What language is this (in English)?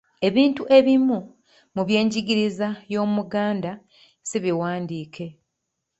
Ganda